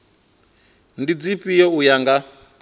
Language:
Venda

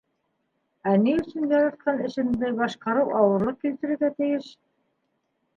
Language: Bashkir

